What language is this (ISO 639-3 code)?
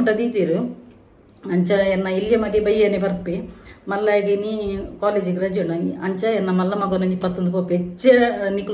kan